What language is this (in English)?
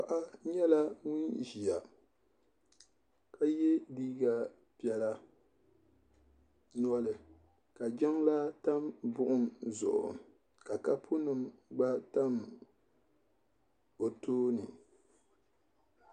Dagbani